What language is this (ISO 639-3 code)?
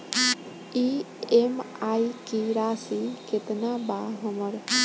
bho